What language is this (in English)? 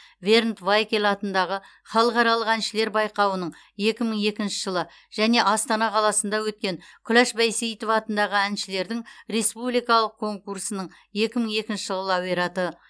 Kazakh